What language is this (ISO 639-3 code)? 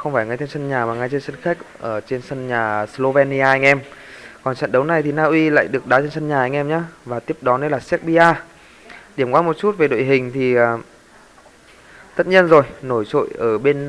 vie